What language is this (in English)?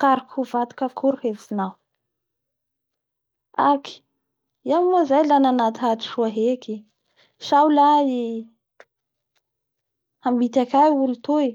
Bara Malagasy